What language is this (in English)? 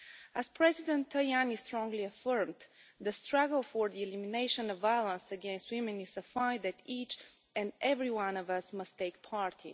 English